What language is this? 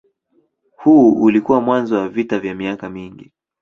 Swahili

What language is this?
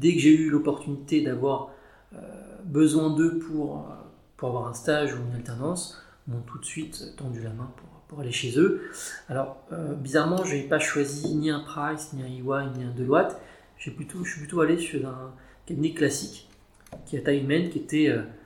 French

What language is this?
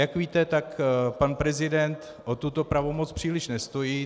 Czech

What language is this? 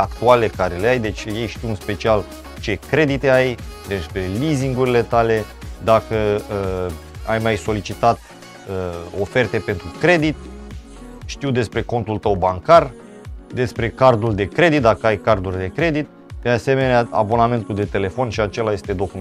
Romanian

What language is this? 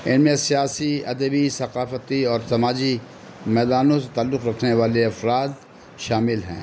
Urdu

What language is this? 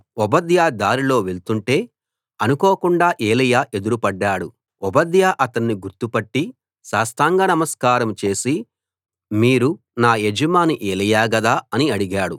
Telugu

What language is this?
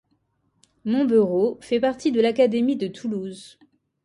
French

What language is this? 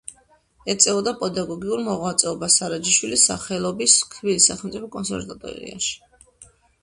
Georgian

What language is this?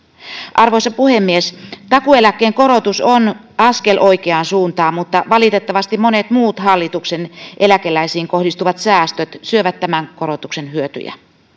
Finnish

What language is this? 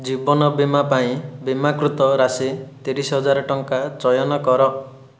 Odia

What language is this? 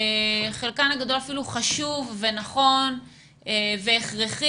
Hebrew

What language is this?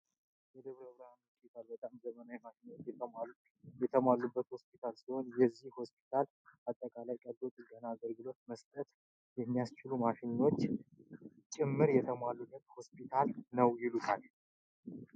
Amharic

